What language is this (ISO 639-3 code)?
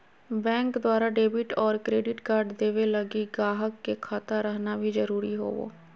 mag